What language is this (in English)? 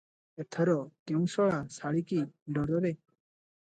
Odia